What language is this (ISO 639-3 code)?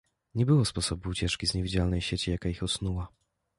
pol